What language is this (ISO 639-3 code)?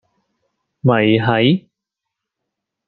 yue